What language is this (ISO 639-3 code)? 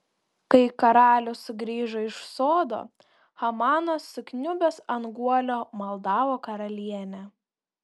lit